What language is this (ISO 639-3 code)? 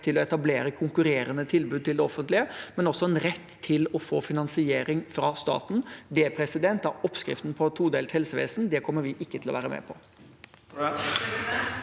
nor